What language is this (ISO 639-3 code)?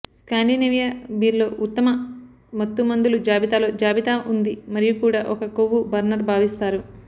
tel